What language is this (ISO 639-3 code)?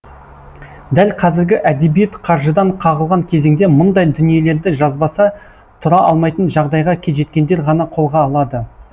kaz